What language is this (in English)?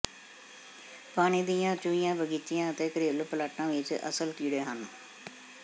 Punjabi